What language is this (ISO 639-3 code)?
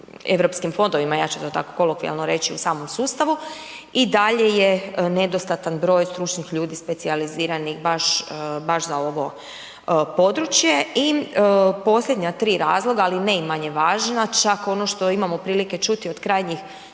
hrv